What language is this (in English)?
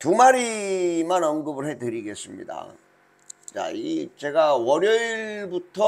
Korean